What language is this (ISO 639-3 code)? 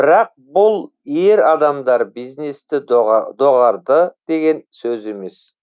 kaz